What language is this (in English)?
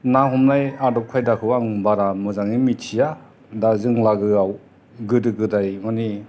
Bodo